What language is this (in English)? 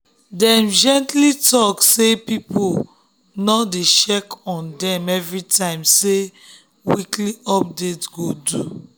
Nigerian Pidgin